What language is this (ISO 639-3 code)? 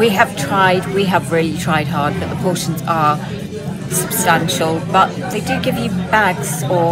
eng